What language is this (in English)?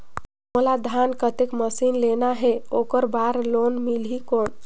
Chhattisgarhi